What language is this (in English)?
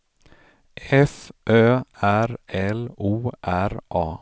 Swedish